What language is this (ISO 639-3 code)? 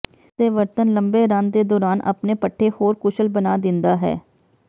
pan